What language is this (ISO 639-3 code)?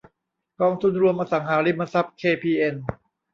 tha